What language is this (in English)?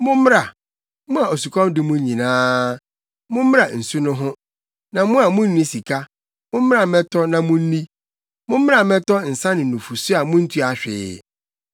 Akan